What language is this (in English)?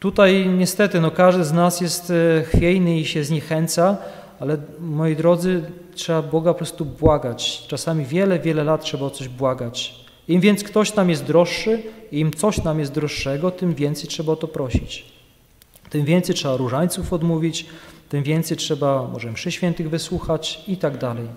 Polish